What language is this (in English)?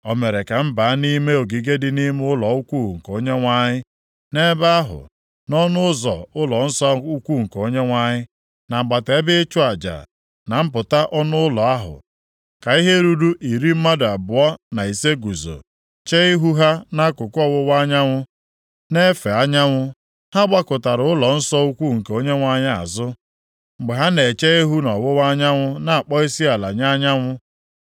Igbo